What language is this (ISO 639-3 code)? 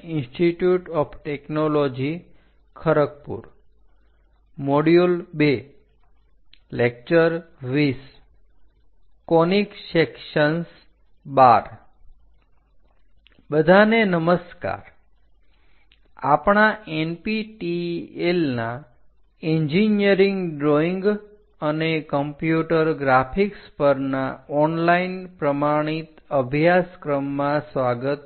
guj